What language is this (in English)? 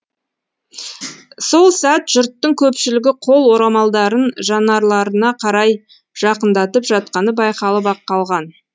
Kazakh